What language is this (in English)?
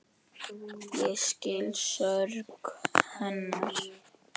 Icelandic